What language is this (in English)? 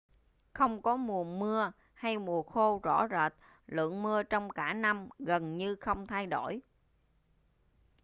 Vietnamese